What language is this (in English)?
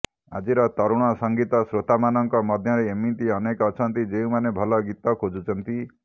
Odia